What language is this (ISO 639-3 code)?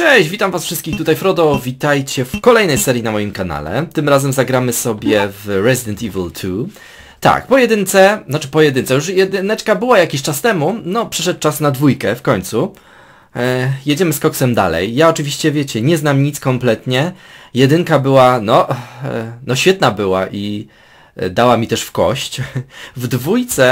pol